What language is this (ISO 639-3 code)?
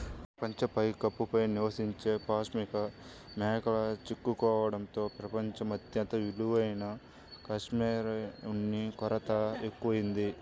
tel